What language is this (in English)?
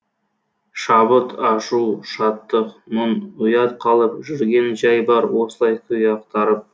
Kazakh